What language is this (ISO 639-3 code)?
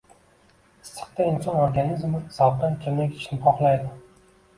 uzb